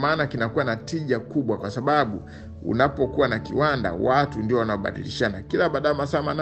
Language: Swahili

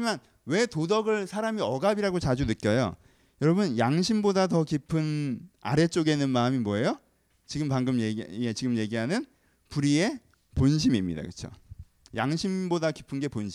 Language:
Korean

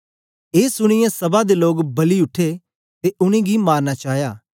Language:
Dogri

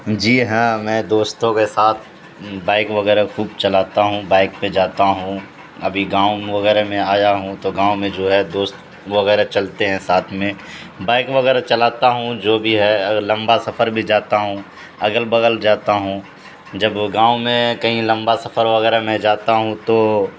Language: Urdu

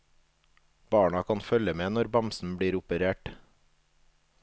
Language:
Norwegian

